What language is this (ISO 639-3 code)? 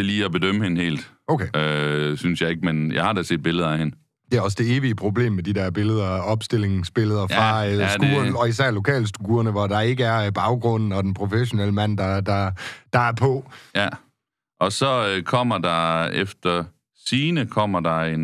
dan